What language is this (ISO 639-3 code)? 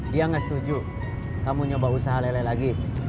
ind